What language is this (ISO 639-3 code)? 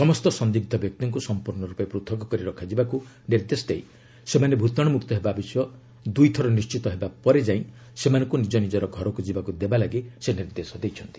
ori